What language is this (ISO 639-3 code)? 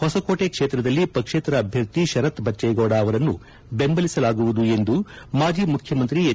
kan